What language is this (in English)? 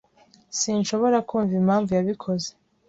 Kinyarwanda